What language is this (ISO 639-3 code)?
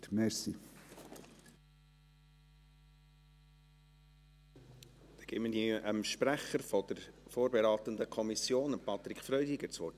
gsw